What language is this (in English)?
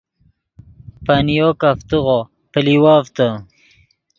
Yidgha